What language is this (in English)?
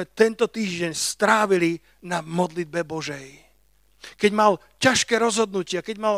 Slovak